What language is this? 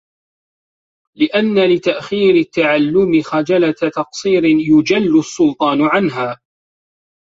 Arabic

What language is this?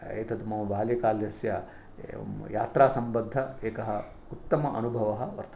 Sanskrit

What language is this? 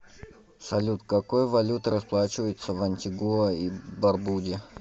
Russian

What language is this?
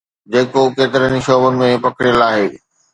Sindhi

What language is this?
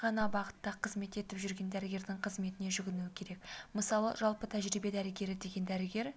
Kazakh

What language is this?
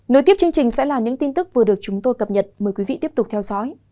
Vietnamese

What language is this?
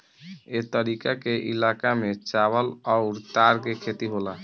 Bhojpuri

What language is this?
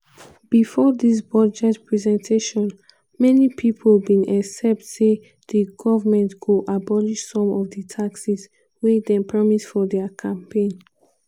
Nigerian Pidgin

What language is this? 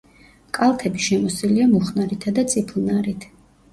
Georgian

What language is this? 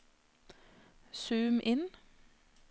Norwegian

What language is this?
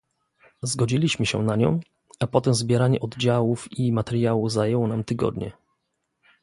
Polish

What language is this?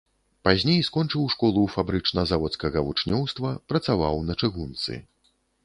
Belarusian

